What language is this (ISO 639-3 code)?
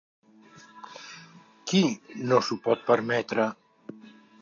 cat